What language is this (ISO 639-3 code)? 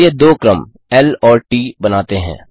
hin